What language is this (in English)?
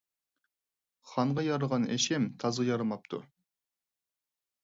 Uyghur